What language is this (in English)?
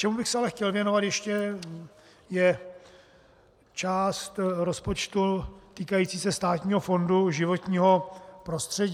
Czech